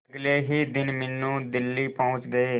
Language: Hindi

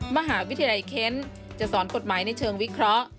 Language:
Thai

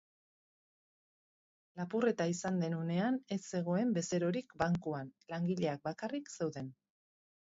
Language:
Basque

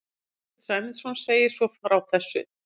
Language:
Icelandic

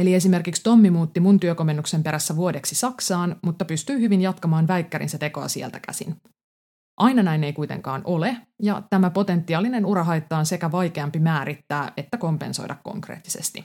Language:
Finnish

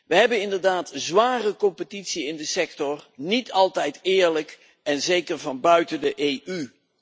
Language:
Dutch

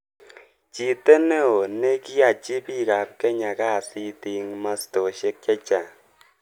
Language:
Kalenjin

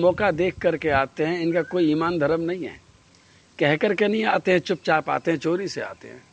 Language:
Hindi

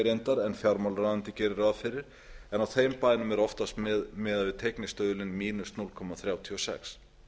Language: Icelandic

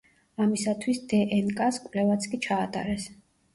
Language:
Georgian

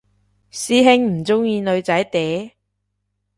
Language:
Cantonese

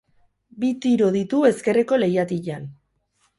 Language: Basque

